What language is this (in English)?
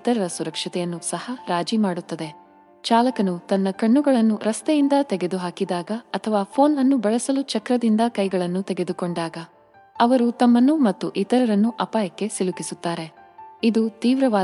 Kannada